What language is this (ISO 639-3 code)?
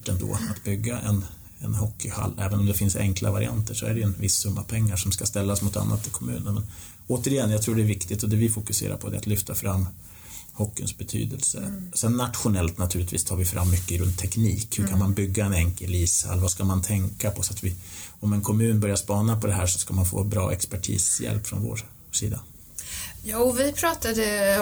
swe